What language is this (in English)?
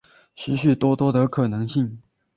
Chinese